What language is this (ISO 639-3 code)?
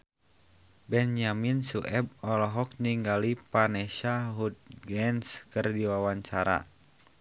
sun